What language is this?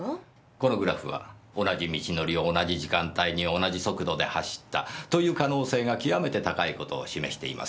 Japanese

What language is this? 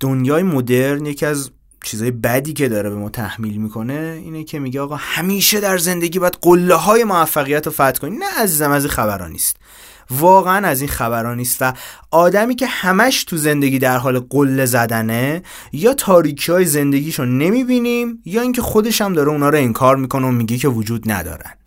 Persian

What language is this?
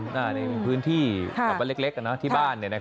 Thai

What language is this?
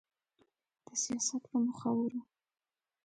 Pashto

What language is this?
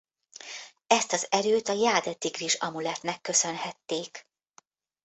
Hungarian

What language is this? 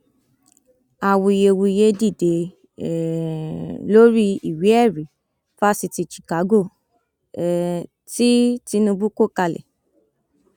Yoruba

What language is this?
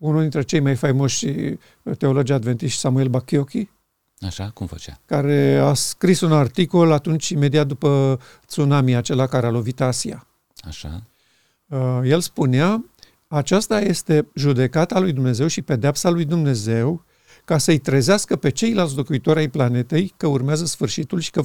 Romanian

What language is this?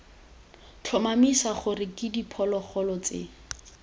Tswana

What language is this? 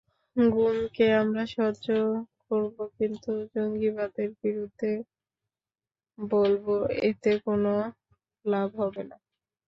Bangla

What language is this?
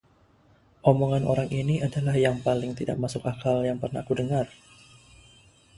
Indonesian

